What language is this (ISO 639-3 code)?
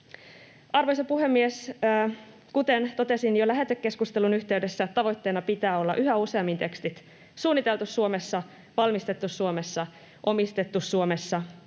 fin